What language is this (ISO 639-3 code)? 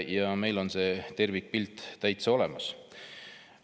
est